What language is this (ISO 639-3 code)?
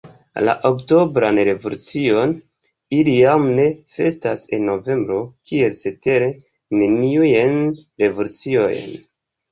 epo